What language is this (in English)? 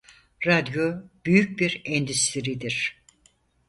Turkish